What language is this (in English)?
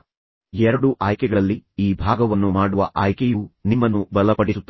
Kannada